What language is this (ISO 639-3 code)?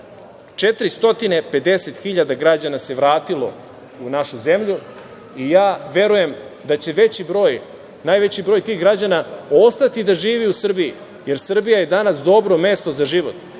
srp